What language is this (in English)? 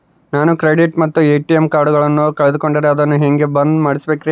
Kannada